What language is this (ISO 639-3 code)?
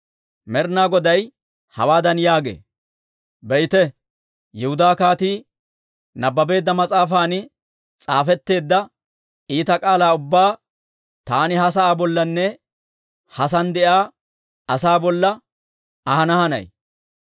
dwr